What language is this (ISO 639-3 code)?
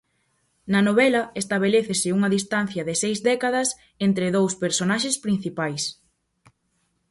glg